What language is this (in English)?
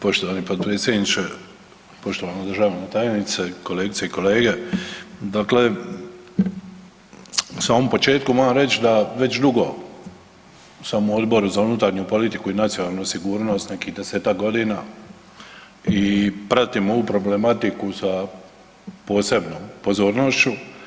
Croatian